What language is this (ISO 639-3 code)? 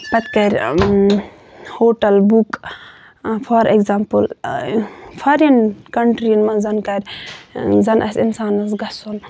kas